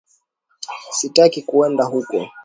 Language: Swahili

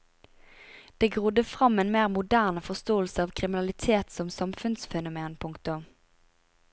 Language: Norwegian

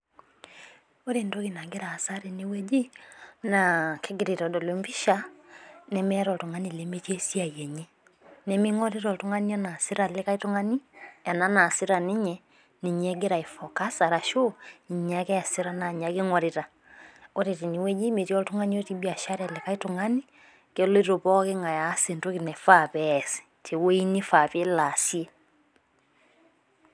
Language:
Masai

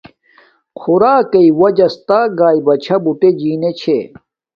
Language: Domaaki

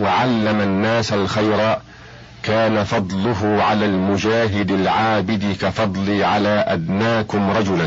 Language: Arabic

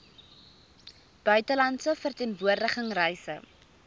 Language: Afrikaans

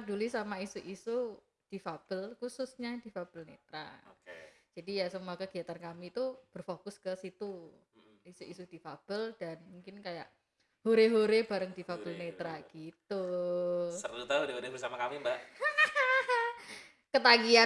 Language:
Indonesian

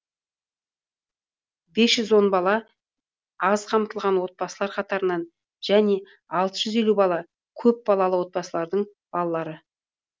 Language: Kazakh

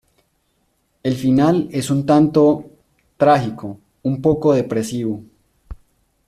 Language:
Spanish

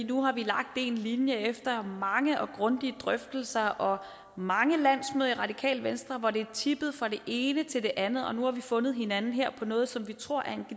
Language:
Danish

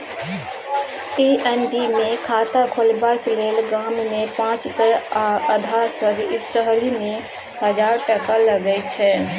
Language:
Maithili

